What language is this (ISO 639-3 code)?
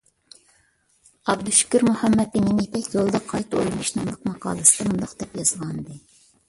uig